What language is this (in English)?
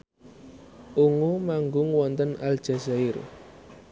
Javanese